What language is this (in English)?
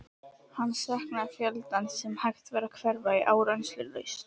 Icelandic